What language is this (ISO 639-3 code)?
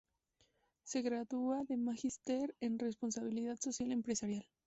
spa